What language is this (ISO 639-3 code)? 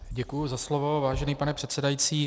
ces